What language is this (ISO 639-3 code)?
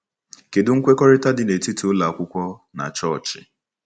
ibo